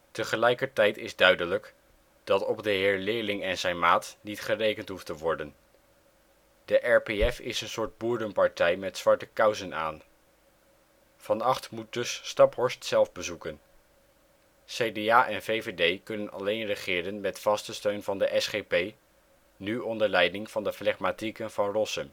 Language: Dutch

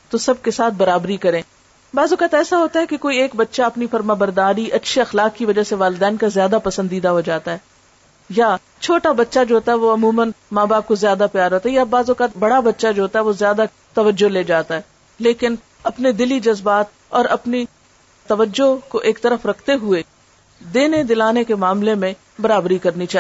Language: Urdu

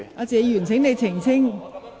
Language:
Cantonese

